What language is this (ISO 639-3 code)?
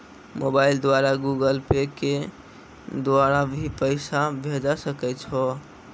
mai